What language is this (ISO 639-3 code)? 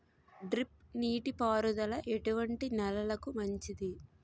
tel